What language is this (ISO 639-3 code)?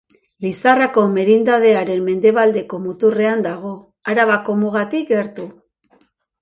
eus